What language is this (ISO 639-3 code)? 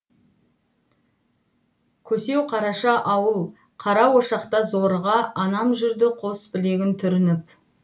kaz